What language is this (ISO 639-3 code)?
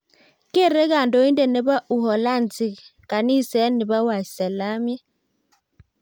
kln